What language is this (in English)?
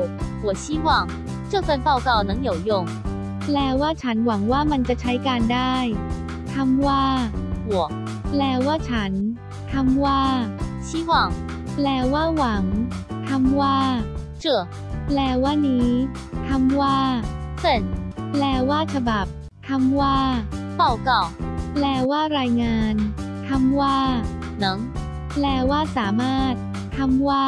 Thai